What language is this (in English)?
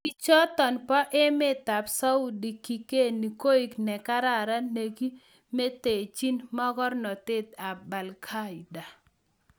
Kalenjin